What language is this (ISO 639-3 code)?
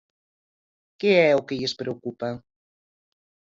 glg